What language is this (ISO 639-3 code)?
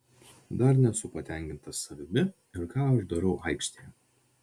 lit